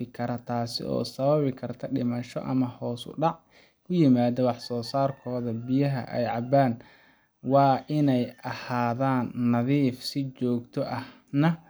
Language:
Somali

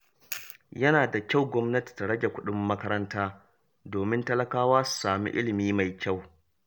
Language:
Hausa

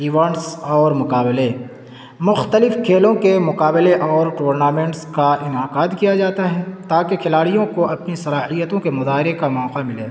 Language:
Urdu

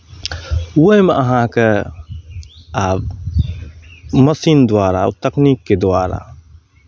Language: Maithili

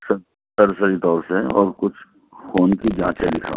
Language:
Urdu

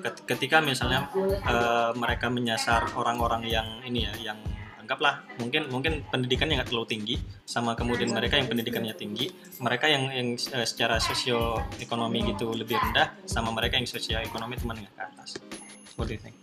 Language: Indonesian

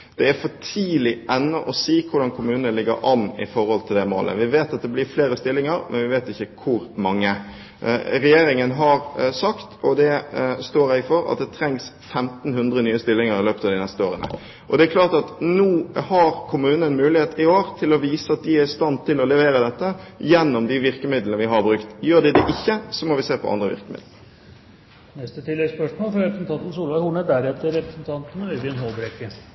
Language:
Norwegian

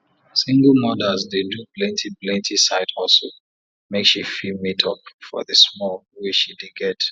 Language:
Nigerian Pidgin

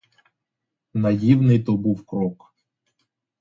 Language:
Ukrainian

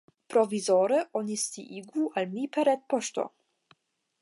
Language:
Esperanto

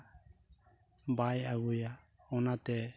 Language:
Santali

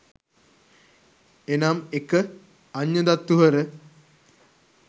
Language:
Sinhala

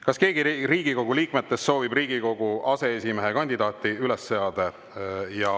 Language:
Estonian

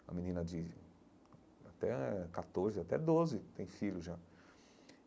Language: Portuguese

